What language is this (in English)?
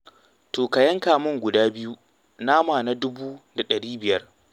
Hausa